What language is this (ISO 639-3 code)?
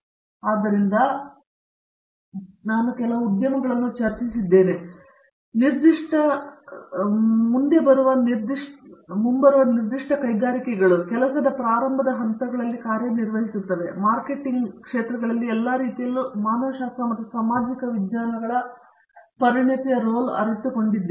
kan